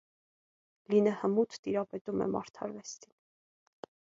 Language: Armenian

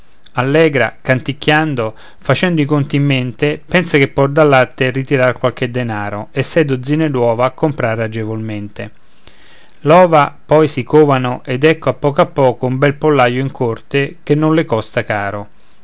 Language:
Italian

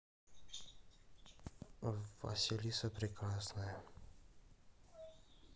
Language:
Russian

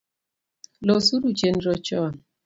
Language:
Luo (Kenya and Tanzania)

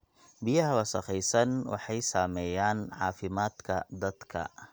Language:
Somali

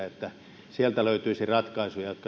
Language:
Finnish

